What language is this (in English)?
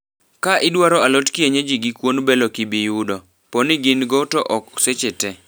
Luo (Kenya and Tanzania)